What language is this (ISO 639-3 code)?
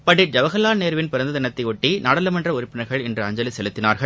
tam